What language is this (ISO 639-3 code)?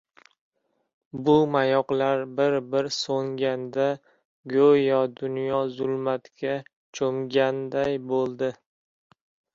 uzb